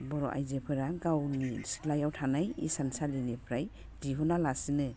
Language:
Bodo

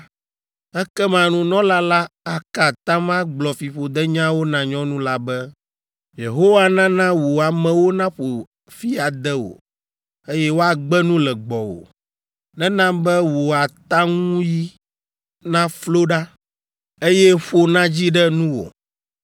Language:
Ewe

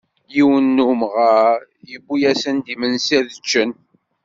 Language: Kabyle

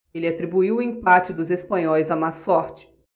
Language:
Portuguese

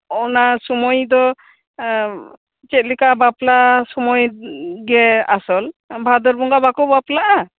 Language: Santali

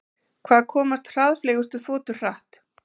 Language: Icelandic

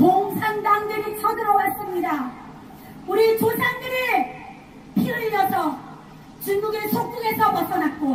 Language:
Korean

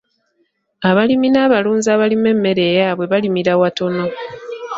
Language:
Ganda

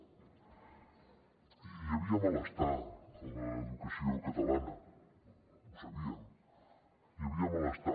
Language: Catalan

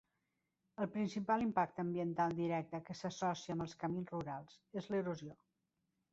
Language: Catalan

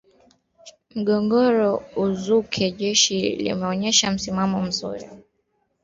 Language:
Swahili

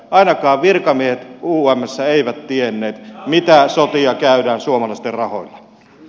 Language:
Finnish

